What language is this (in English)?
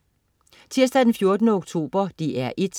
Danish